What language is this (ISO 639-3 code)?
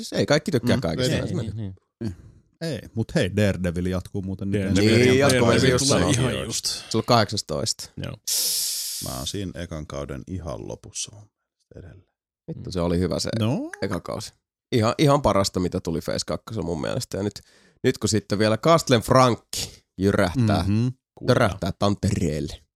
fin